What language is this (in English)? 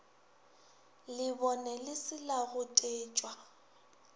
Northern Sotho